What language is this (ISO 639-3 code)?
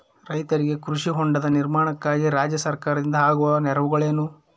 kan